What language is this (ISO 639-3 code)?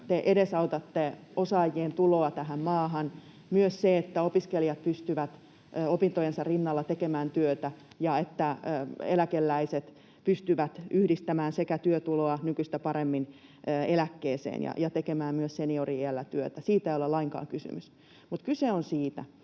fin